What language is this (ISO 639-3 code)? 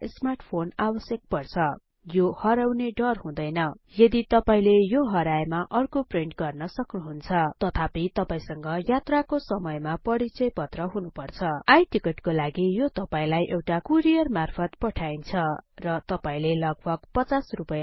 nep